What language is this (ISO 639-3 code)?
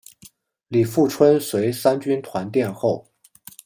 zho